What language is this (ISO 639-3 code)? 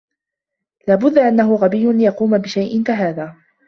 ara